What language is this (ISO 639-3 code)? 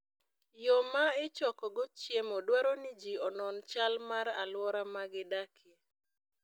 luo